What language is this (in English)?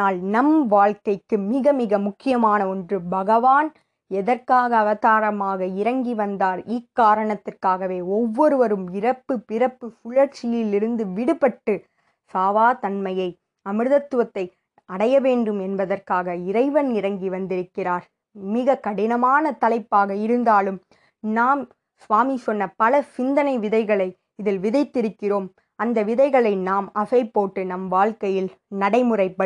Tamil